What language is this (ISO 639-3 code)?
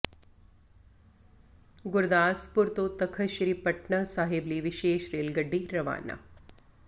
pan